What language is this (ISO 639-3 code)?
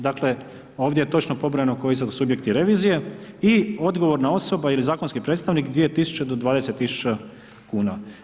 hrv